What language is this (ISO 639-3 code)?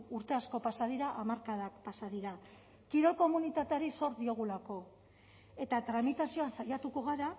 eus